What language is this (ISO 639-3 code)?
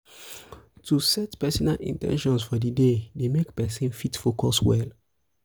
pcm